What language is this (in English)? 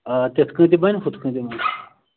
Kashmiri